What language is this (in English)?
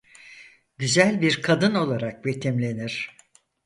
Turkish